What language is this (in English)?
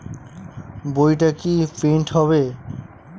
Bangla